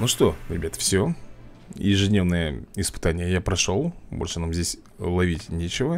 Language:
Russian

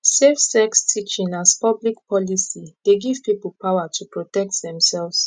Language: Nigerian Pidgin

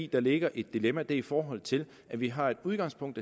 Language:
Danish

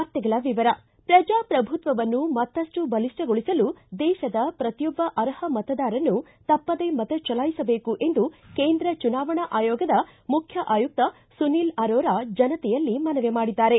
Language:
Kannada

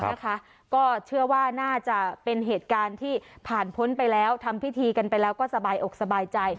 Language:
Thai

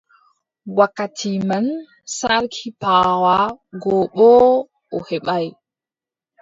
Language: Adamawa Fulfulde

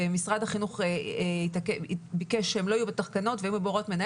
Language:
Hebrew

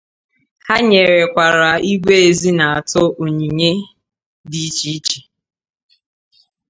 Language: Igbo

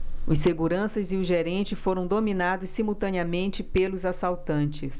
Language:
Portuguese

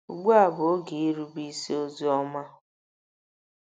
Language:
Igbo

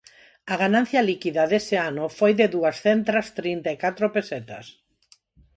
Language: Galician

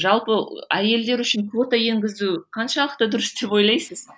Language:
Kazakh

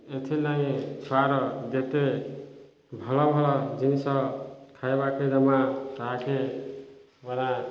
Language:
Odia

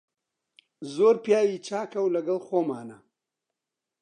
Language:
Central Kurdish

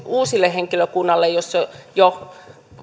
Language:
Finnish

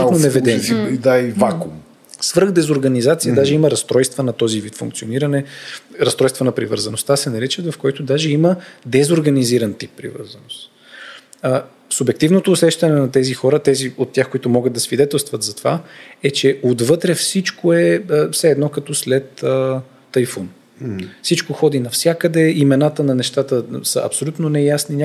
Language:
Bulgarian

